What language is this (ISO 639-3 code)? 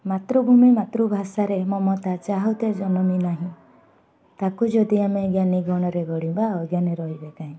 ori